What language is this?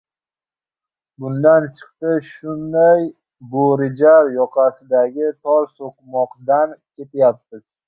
Uzbek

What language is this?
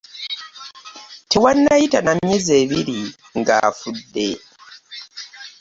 Ganda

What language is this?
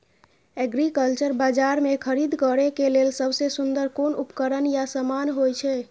Maithili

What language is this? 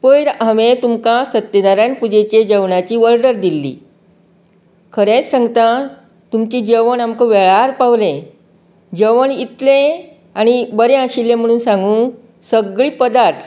Konkani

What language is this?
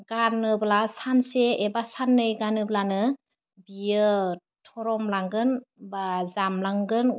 Bodo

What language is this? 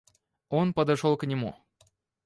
Russian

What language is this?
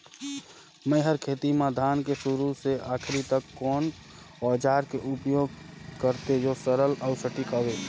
Chhattisgarhi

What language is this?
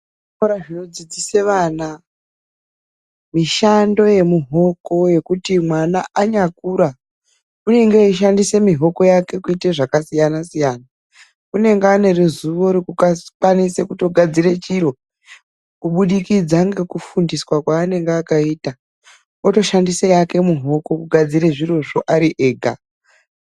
Ndau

